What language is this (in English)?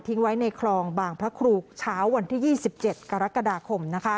Thai